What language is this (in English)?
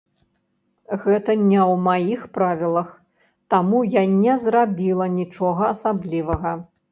Belarusian